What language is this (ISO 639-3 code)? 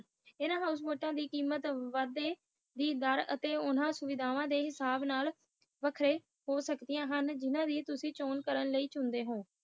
pan